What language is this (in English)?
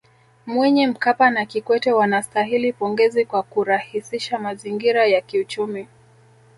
Swahili